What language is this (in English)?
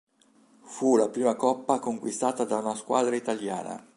Italian